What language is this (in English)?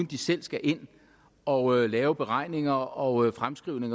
Danish